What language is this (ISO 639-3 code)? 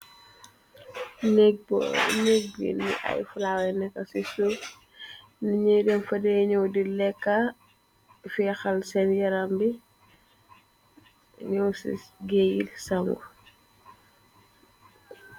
wol